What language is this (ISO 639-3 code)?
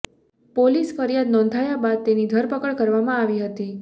guj